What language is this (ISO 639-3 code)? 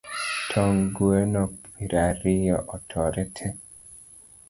luo